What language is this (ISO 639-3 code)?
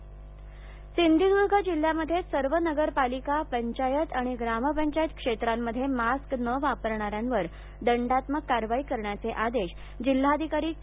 mar